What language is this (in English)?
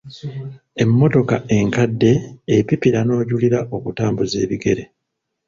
Ganda